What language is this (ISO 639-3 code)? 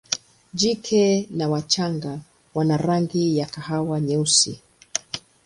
swa